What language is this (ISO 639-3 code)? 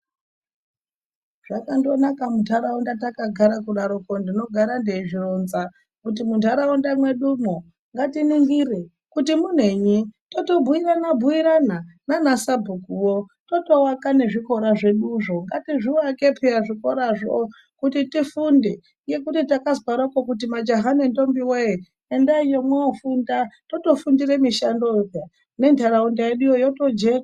ndc